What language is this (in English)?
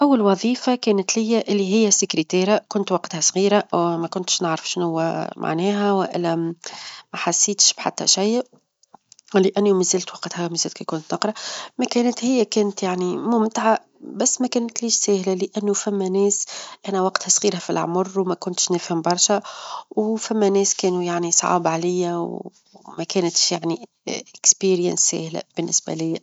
Tunisian Arabic